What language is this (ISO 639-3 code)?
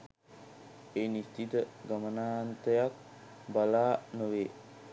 sin